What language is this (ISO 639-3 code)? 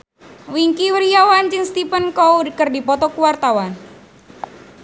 sun